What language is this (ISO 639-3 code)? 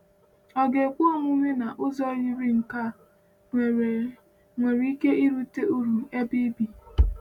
ibo